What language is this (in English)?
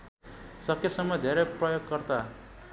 Nepali